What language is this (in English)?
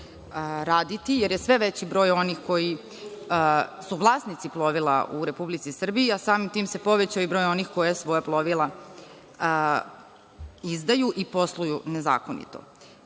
Serbian